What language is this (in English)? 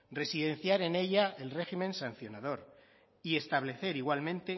Spanish